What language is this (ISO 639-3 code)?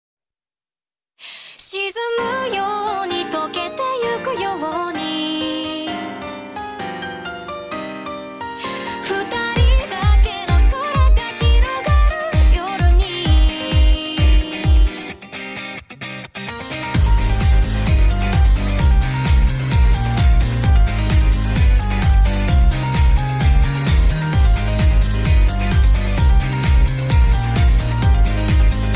jpn